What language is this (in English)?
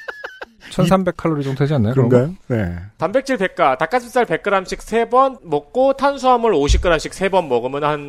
Korean